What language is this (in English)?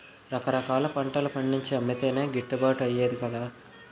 Telugu